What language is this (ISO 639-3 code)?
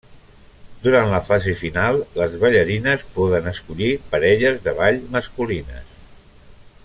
cat